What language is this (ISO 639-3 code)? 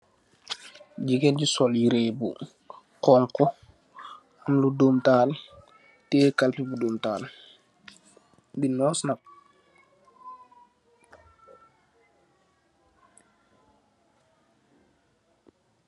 wol